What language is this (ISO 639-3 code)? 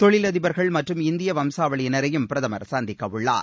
tam